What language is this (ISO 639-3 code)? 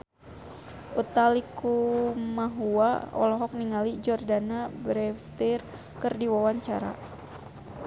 sun